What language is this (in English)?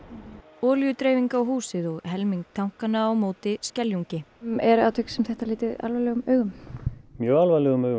Icelandic